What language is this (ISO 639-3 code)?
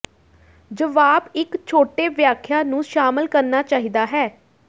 pan